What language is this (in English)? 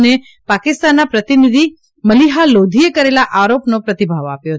Gujarati